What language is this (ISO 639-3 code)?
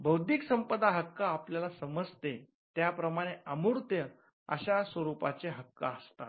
mar